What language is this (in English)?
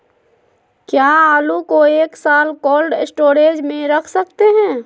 Magahi